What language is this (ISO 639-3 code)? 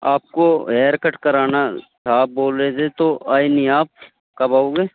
urd